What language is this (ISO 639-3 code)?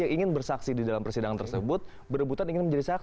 ind